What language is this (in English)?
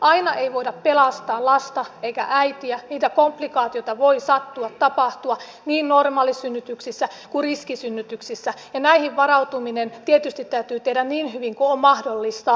Finnish